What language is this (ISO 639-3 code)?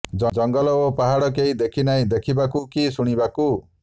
ori